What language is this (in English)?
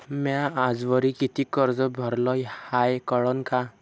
Marathi